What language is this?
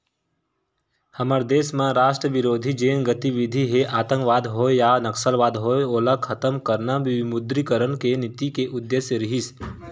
Chhattisgarhi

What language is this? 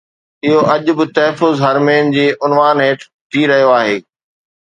Sindhi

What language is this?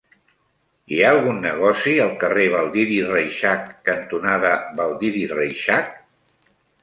Catalan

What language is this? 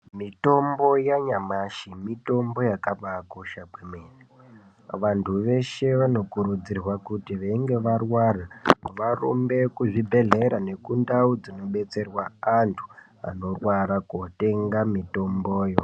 Ndau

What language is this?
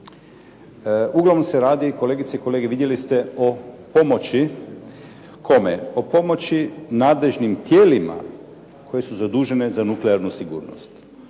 Croatian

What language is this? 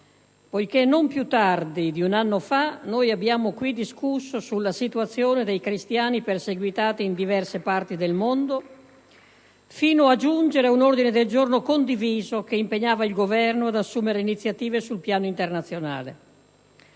Italian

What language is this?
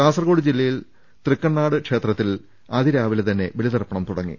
Malayalam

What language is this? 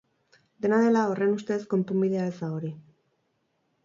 Basque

